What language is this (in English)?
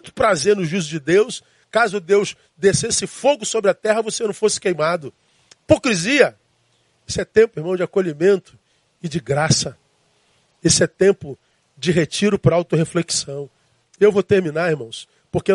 Portuguese